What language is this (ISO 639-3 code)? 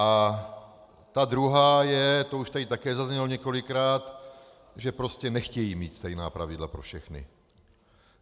ces